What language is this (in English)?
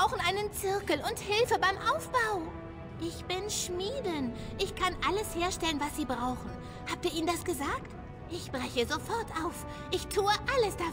German